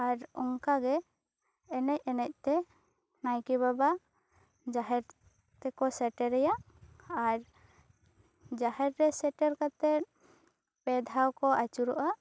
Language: Santali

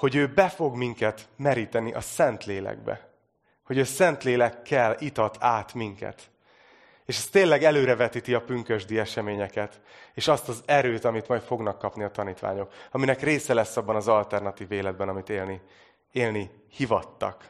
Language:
Hungarian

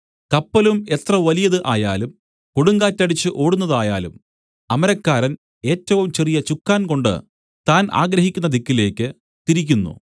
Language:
Malayalam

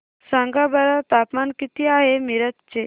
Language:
Marathi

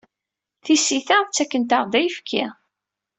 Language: Kabyle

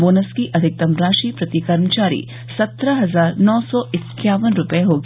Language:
Hindi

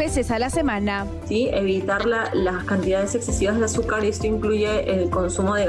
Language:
Spanish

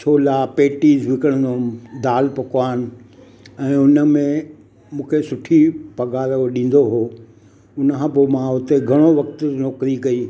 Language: Sindhi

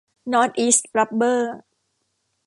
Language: Thai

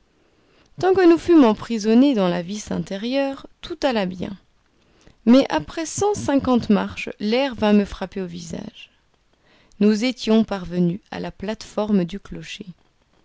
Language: French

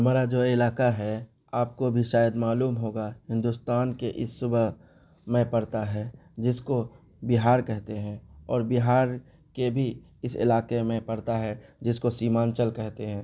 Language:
Urdu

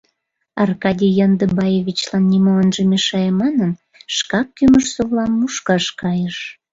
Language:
Mari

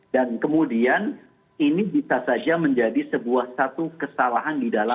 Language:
Indonesian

